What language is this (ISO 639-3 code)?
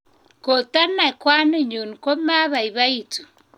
kln